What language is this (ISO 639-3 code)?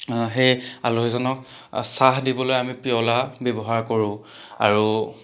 asm